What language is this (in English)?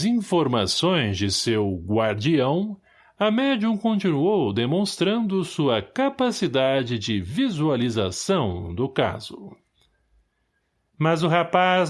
Portuguese